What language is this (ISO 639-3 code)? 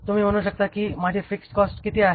mar